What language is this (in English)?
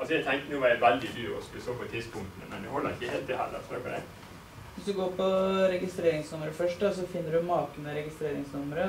Norwegian